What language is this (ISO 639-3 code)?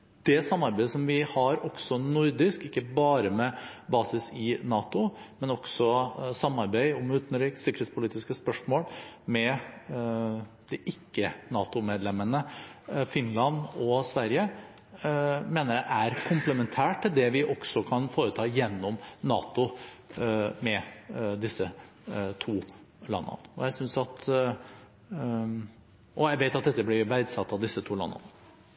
nob